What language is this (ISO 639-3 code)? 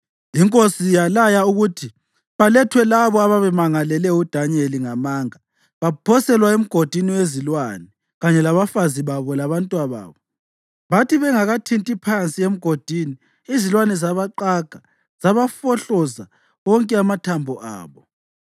nde